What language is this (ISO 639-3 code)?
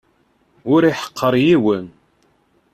kab